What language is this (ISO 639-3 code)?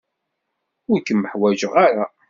kab